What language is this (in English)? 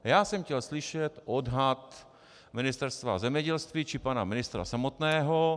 Czech